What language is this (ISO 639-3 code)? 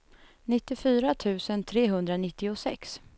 swe